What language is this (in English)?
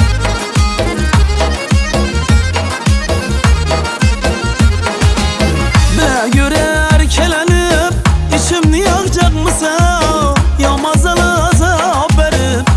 Uzbek